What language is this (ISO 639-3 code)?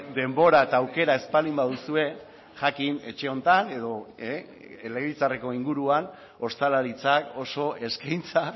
eus